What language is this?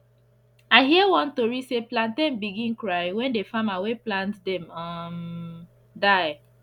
Nigerian Pidgin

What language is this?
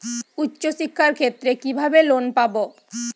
Bangla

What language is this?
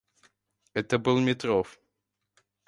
Russian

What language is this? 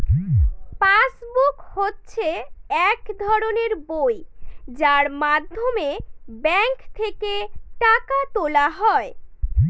Bangla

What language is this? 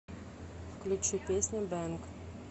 Russian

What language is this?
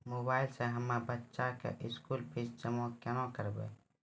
Maithili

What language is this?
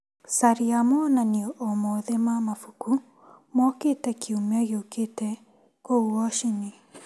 Kikuyu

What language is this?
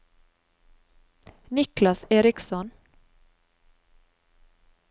Norwegian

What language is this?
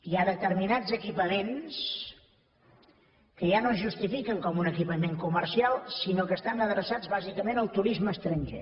Catalan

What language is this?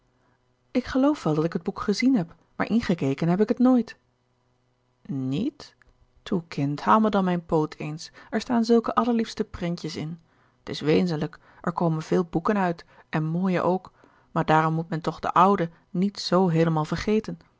Dutch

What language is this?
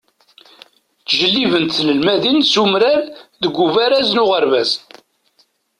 Kabyle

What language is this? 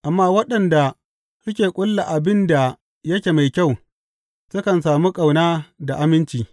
Hausa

